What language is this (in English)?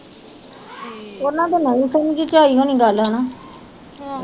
Punjabi